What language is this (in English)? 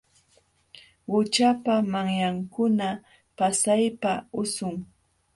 Jauja Wanca Quechua